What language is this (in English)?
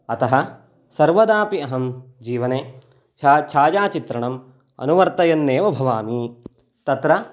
Sanskrit